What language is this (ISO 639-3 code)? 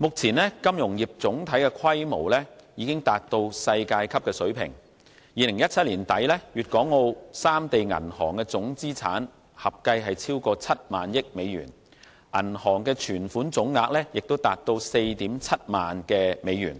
yue